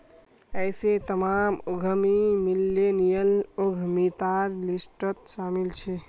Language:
Magahi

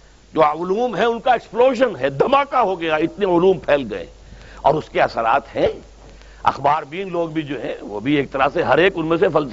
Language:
Urdu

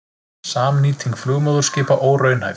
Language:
Icelandic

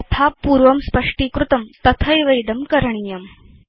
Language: Sanskrit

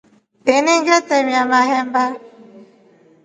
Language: Rombo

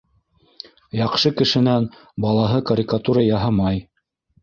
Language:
Bashkir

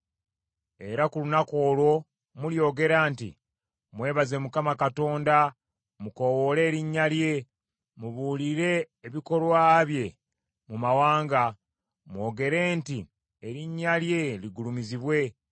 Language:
Ganda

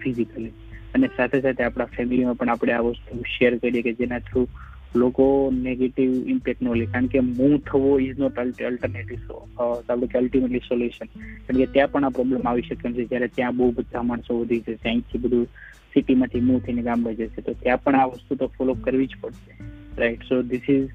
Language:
Gujarati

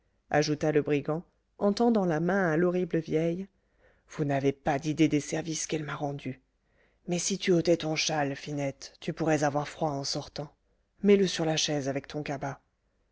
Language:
French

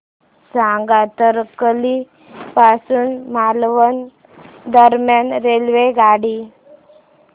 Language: Marathi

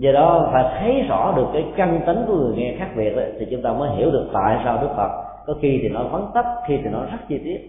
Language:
Vietnamese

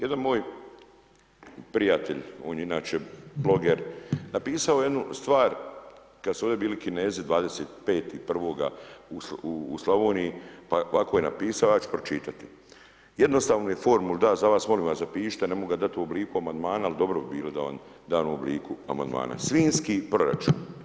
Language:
Croatian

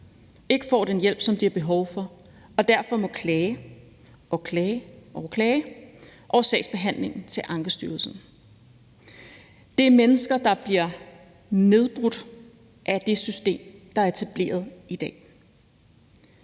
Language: Danish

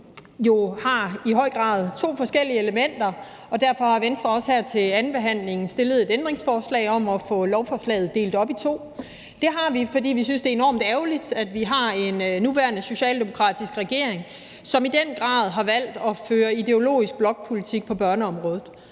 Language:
Danish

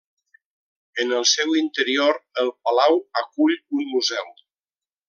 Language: Catalan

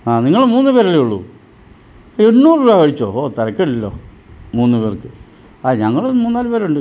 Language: Malayalam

